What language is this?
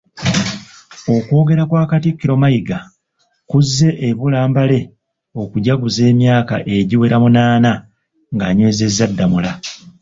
Ganda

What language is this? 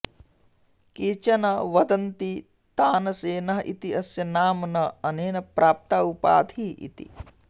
Sanskrit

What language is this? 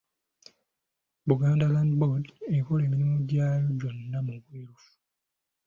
Ganda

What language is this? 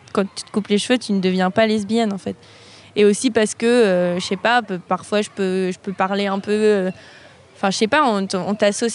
French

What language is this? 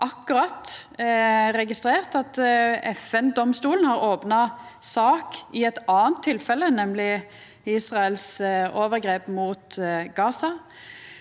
Norwegian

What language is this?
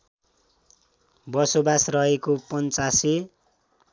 Nepali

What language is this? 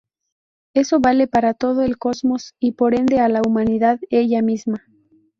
Spanish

